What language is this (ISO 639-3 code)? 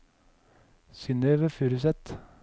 nor